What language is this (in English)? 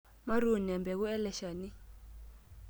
Masai